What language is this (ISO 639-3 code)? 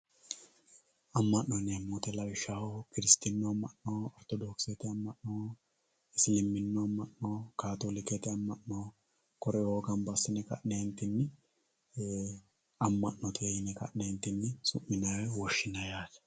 sid